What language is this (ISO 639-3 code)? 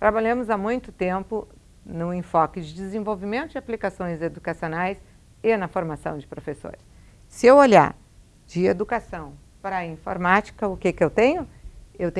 por